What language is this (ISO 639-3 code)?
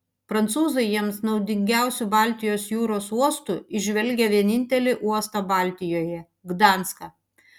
lit